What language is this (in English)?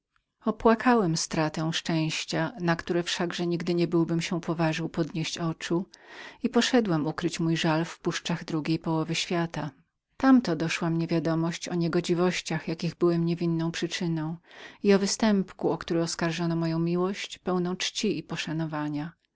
Polish